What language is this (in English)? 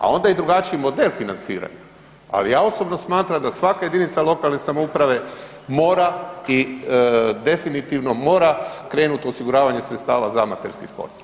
Croatian